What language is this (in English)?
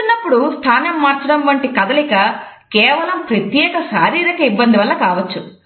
Telugu